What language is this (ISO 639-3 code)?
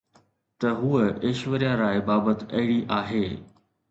snd